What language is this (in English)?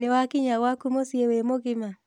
Kikuyu